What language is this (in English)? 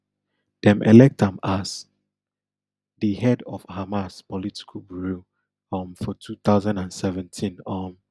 Nigerian Pidgin